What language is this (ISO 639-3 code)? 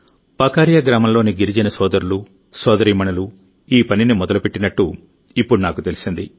tel